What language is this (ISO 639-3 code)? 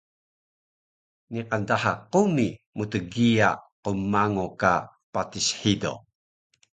trv